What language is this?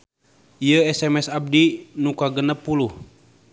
Sundanese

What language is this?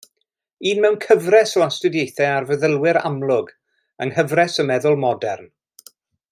Welsh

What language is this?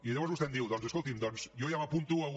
Catalan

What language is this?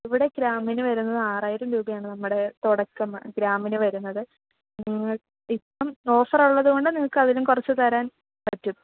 Malayalam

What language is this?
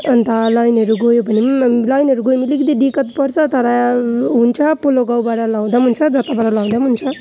Nepali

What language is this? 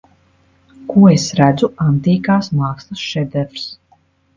Latvian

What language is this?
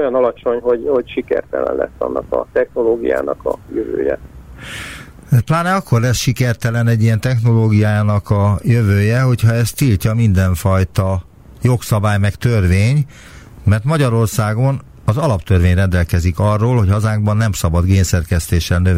Hungarian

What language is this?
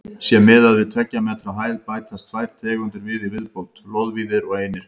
Icelandic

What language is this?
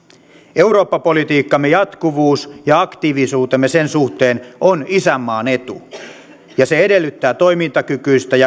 Finnish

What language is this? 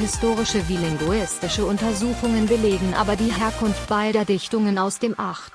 German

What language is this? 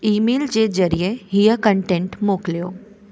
Sindhi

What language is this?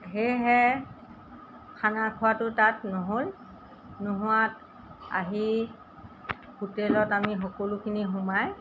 Assamese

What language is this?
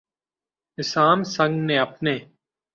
Urdu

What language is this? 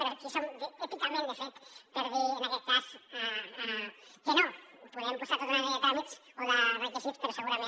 Catalan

